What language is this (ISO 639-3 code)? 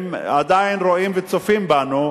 heb